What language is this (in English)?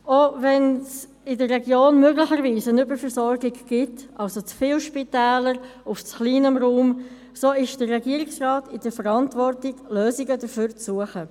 Swiss German